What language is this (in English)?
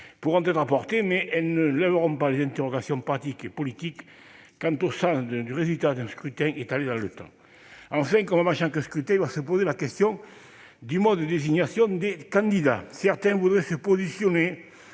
French